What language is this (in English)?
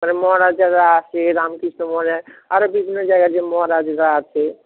Bangla